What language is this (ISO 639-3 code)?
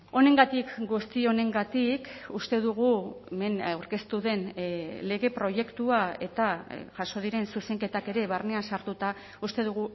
eus